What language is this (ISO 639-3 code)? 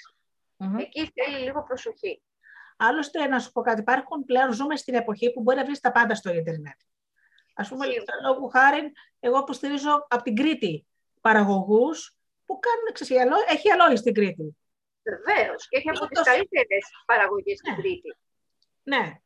ell